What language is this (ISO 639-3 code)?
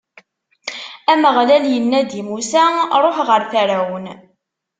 kab